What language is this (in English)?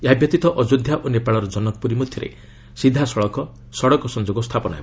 Odia